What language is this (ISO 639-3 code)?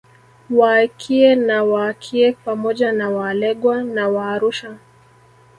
swa